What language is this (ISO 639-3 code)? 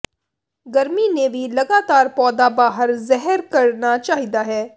pan